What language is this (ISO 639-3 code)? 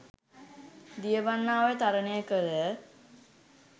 sin